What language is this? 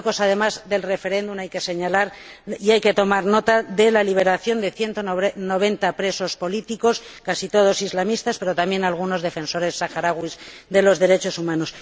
Spanish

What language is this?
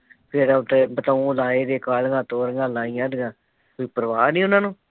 Punjabi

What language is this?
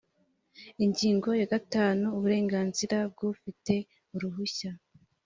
Kinyarwanda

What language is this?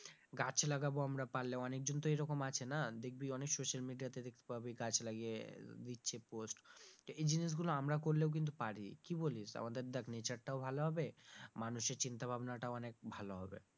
Bangla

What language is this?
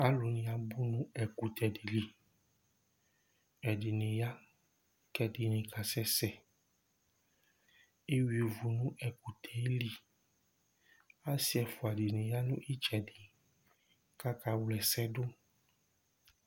Ikposo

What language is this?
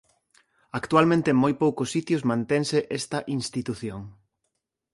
Galician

